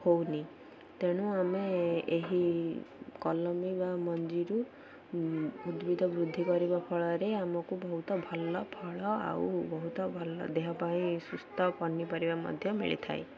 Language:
Odia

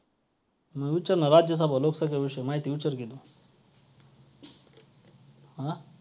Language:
Marathi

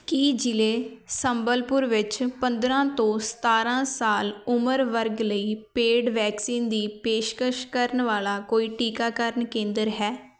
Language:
Punjabi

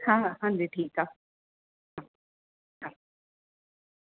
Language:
Sindhi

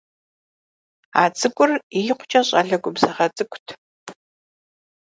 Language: Kabardian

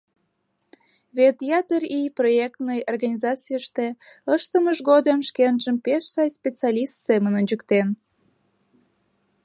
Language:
Mari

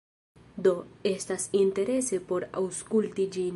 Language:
Esperanto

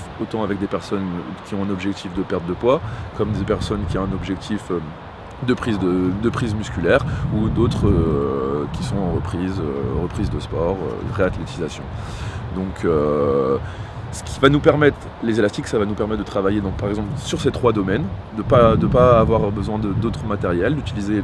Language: French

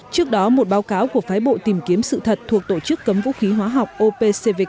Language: Vietnamese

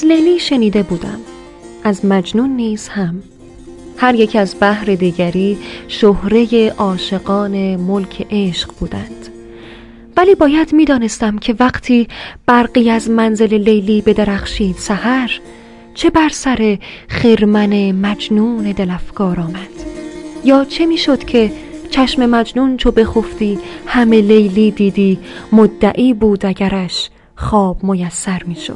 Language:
Persian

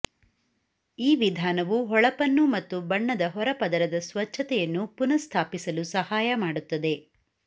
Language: Kannada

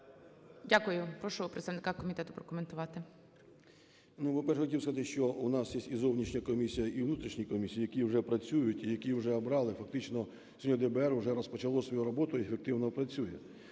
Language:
Ukrainian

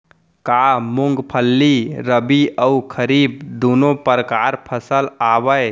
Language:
Chhattisgarhi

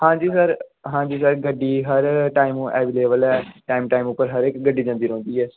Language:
Dogri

